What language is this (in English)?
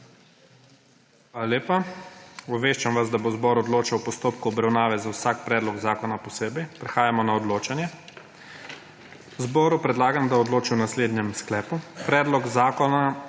Slovenian